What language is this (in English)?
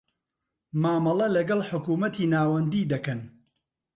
Central Kurdish